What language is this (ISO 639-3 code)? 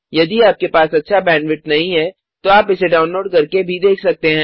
hin